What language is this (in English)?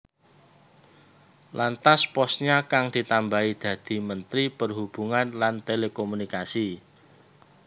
Javanese